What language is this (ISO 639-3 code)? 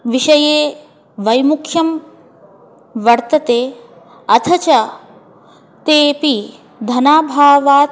san